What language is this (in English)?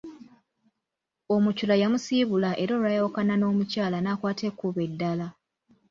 Ganda